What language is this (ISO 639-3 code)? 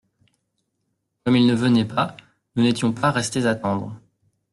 fra